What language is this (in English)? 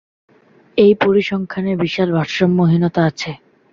Bangla